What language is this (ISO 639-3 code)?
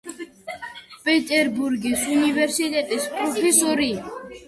kat